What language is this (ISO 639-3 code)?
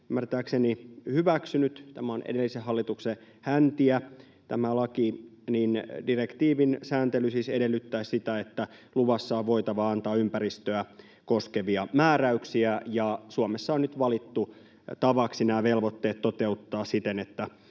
fin